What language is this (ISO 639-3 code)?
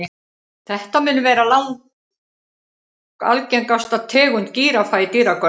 isl